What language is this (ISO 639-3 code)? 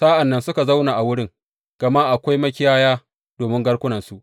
hau